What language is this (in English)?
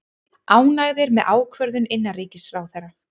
Icelandic